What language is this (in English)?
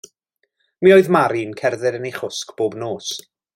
Welsh